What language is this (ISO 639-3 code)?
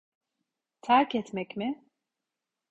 tur